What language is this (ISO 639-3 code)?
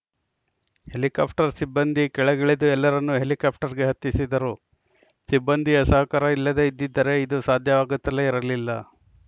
kan